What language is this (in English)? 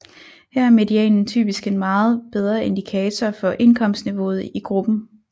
Danish